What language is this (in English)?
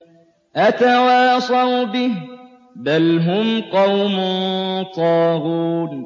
Arabic